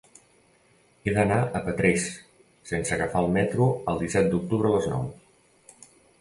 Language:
Catalan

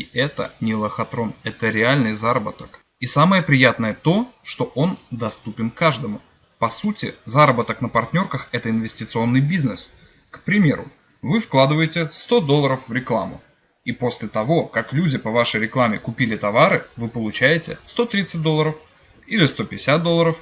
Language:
Russian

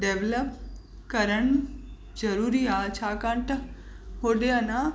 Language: Sindhi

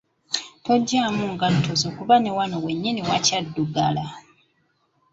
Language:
Ganda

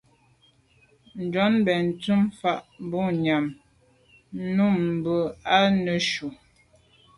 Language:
Medumba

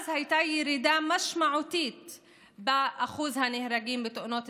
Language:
Hebrew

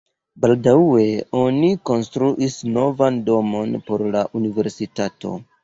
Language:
Esperanto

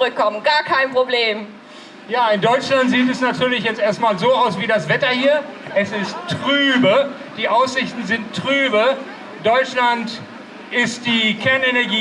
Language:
German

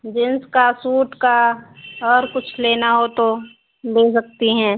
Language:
Hindi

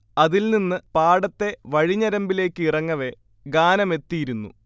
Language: Malayalam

